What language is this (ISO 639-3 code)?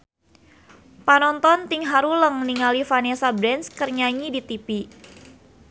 sun